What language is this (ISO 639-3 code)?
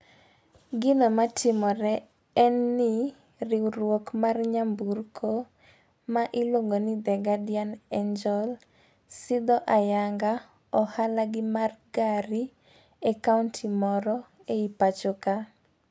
luo